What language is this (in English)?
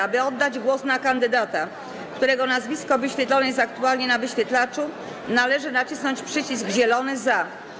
Polish